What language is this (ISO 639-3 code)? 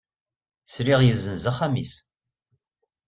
kab